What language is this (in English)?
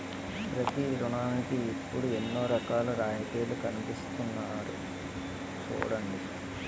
Telugu